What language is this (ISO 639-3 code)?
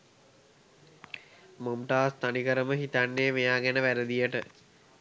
sin